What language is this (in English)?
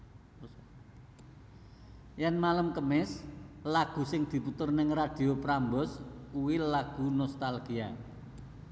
Javanese